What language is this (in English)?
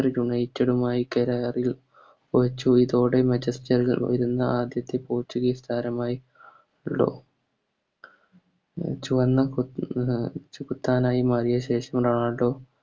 Malayalam